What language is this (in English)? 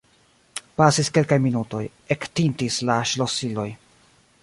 Esperanto